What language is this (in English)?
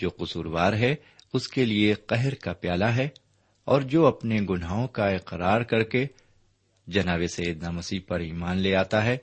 Urdu